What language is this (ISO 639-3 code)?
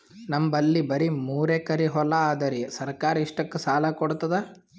kan